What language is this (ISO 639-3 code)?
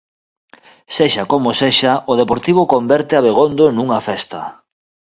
glg